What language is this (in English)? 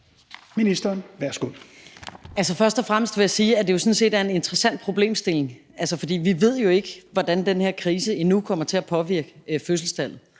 Danish